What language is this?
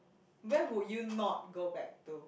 English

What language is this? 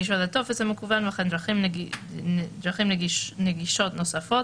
Hebrew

